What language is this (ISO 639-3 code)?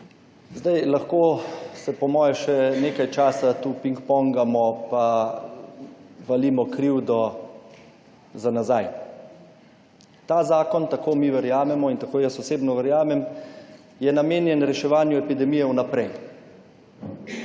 slv